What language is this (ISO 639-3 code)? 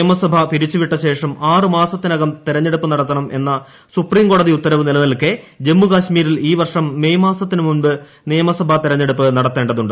mal